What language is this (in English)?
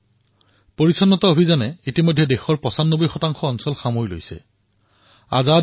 Assamese